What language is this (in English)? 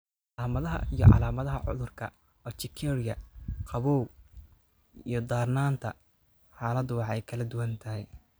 Somali